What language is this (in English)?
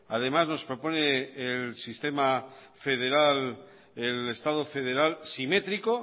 Spanish